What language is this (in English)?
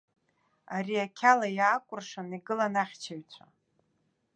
Abkhazian